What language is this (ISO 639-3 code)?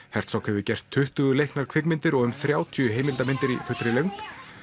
isl